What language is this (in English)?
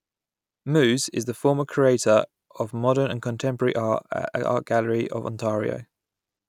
English